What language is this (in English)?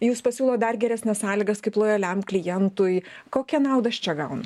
Lithuanian